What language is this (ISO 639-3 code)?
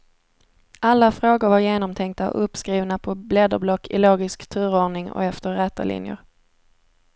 swe